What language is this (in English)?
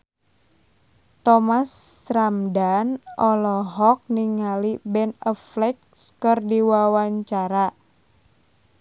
Sundanese